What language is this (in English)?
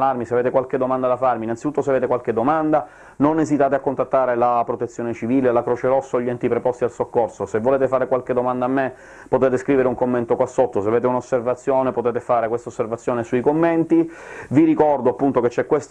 Italian